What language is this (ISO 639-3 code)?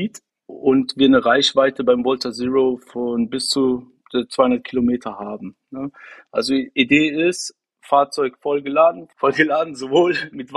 deu